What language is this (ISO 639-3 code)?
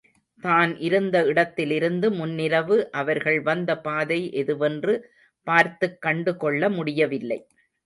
tam